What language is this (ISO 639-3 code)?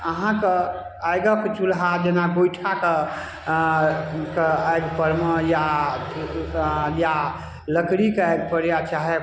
mai